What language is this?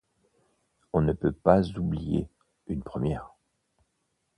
French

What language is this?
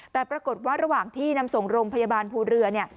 Thai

